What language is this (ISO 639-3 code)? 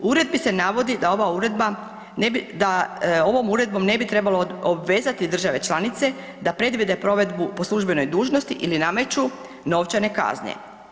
hrv